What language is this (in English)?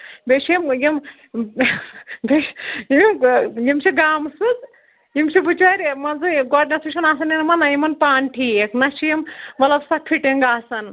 Kashmiri